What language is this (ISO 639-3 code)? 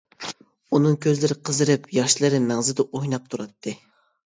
uig